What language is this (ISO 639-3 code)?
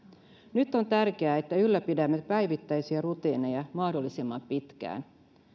fin